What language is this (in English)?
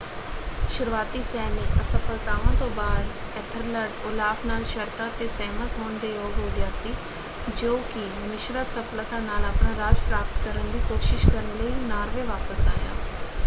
Punjabi